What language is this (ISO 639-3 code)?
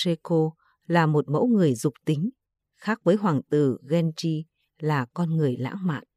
vie